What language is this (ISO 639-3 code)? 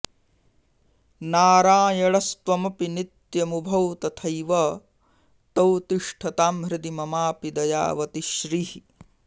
san